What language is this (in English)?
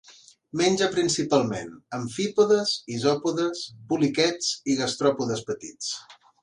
Catalan